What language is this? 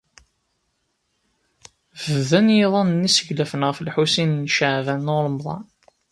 Kabyle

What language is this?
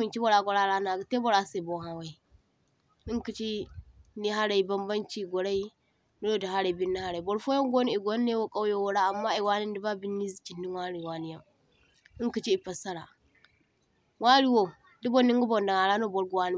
Zarma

